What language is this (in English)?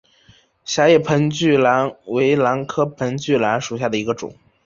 Chinese